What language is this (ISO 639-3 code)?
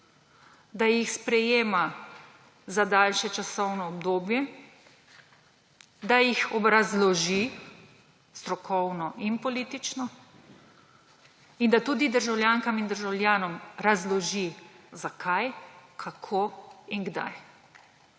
slv